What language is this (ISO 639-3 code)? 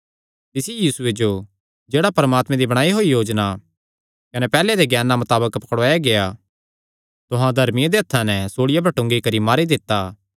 xnr